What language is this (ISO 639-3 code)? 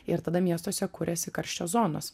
lit